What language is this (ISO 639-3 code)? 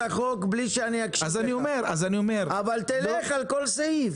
heb